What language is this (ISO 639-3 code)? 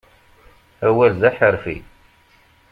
kab